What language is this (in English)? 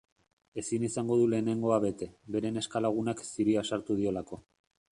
Basque